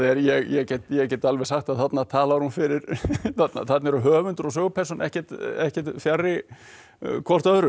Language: Icelandic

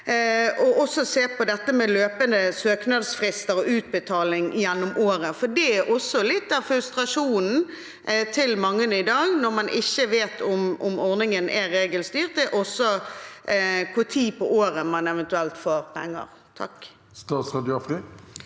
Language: Norwegian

